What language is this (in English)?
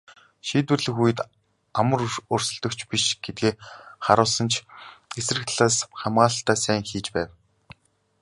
Mongolian